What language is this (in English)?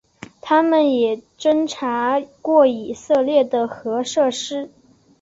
Chinese